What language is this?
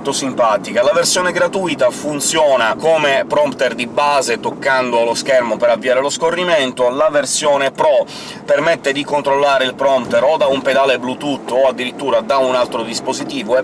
Italian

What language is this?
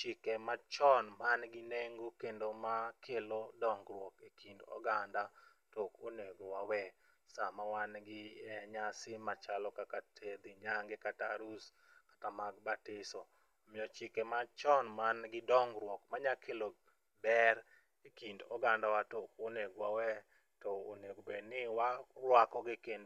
Luo (Kenya and Tanzania)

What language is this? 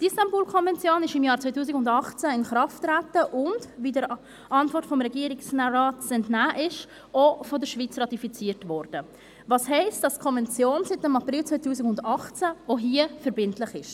Swiss German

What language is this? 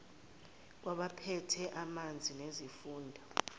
Zulu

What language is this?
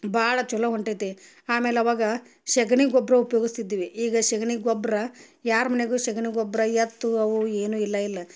Kannada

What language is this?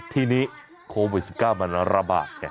Thai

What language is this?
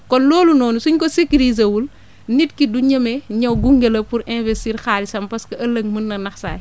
Wolof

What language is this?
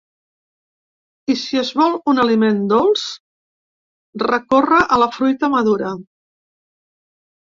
Catalan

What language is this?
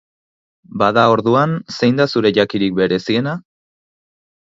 Basque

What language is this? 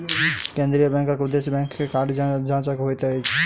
Maithili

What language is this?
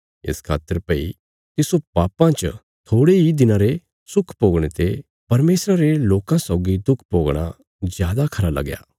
Bilaspuri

